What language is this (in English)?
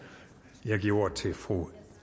Danish